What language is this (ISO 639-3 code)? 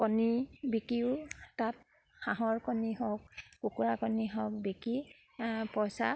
asm